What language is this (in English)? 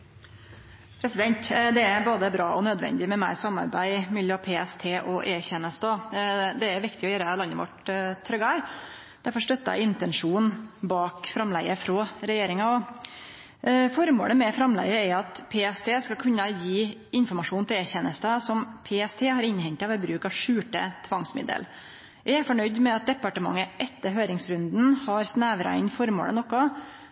Norwegian